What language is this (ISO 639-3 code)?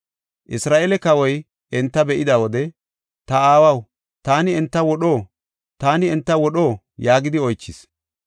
gof